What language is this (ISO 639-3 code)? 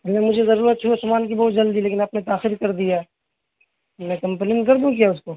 urd